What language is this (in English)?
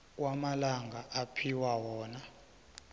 South Ndebele